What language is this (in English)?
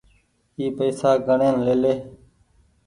Goaria